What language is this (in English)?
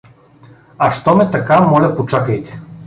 Bulgarian